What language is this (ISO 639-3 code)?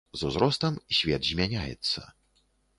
bel